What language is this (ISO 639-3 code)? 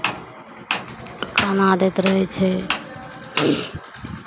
mai